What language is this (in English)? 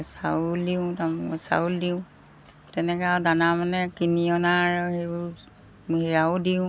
Assamese